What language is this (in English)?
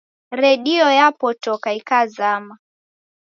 Taita